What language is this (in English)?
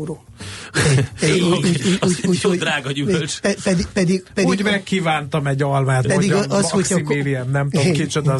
Hungarian